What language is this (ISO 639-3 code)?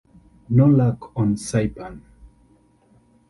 eng